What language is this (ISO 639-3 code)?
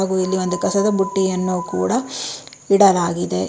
kan